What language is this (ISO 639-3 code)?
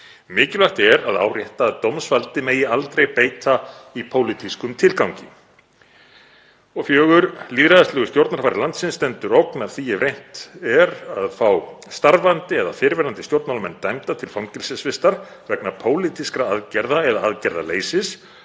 isl